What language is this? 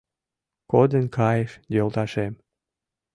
Mari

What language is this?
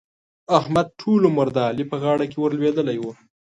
Pashto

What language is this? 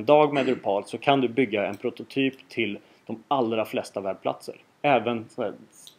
Swedish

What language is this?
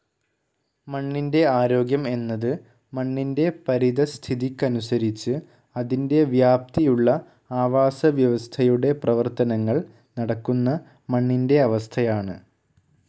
Malayalam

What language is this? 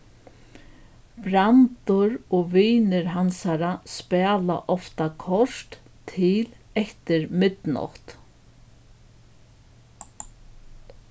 Faroese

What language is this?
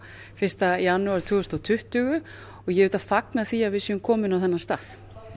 Icelandic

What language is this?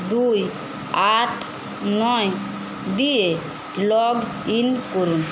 Bangla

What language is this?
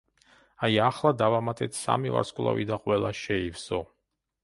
Georgian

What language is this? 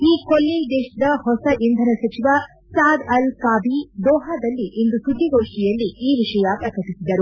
Kannada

